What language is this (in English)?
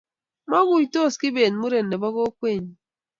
Kalenjin